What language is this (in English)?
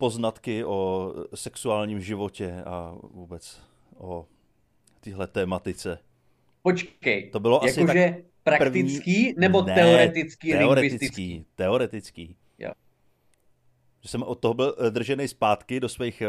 Czech